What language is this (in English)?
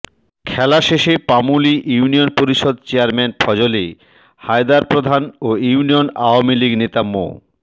Bangla